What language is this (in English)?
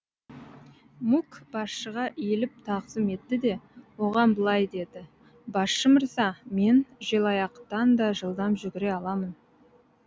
Kazakh